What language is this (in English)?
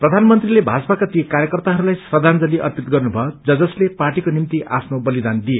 Nepali